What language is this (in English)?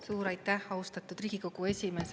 Estonian